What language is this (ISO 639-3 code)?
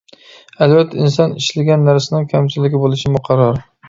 uig